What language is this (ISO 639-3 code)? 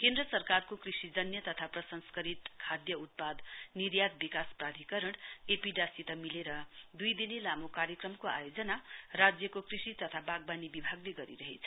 nep